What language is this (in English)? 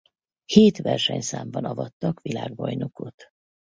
Hungarian